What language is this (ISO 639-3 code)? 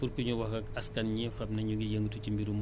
wol